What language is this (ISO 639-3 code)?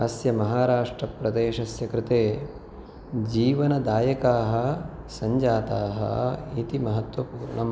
san